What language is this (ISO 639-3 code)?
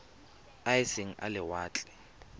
tsn